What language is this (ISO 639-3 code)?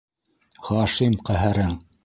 bak